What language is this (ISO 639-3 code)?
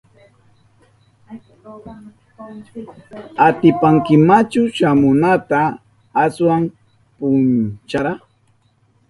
qup